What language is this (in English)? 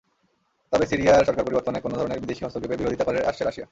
Bangla